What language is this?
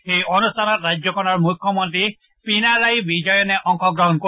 Assamese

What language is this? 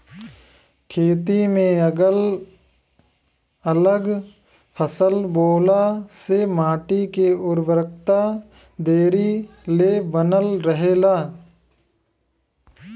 Bhojpuri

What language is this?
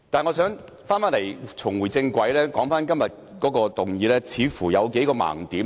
Cantonese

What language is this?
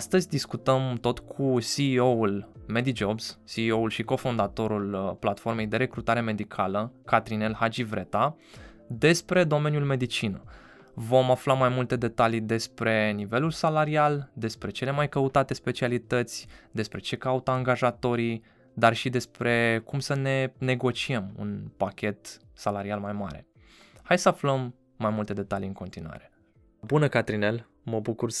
Romanian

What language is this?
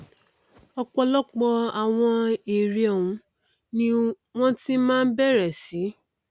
Yoruba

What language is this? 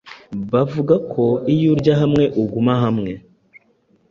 Kinyarwanda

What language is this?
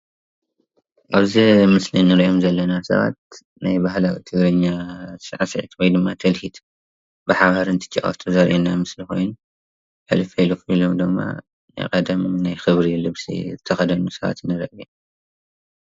Tigrinya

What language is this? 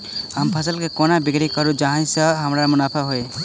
Maithili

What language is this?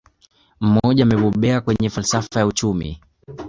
Swahili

